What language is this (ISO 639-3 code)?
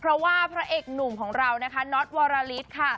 tha